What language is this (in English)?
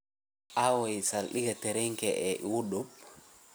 Somali